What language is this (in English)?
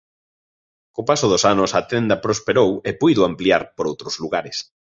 Galician